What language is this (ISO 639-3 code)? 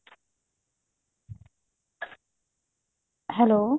pan